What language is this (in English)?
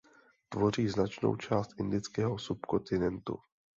Czech